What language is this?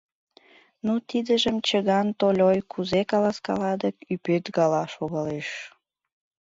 Mari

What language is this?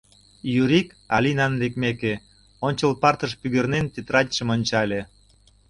Mari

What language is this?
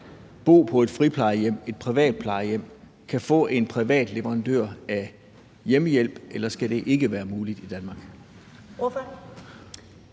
Danish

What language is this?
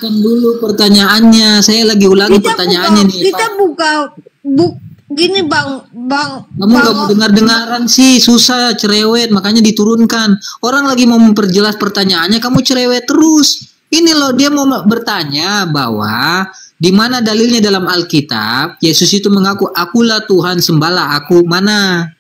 Indonesian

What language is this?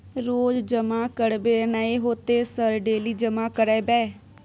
Maithili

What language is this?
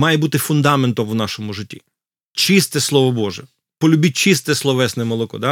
Ukrainian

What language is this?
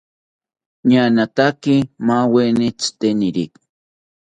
South Ucayali Ashéninka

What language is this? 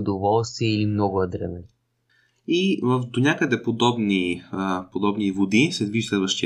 Bulgarian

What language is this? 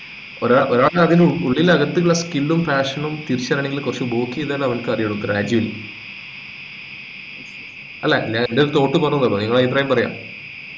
Malayalam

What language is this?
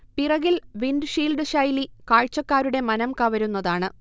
Malayalam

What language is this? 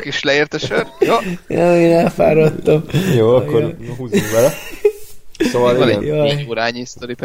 Hungarian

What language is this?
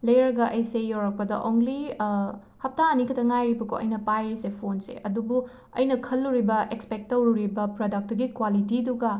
Manipuri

